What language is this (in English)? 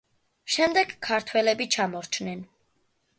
Georgian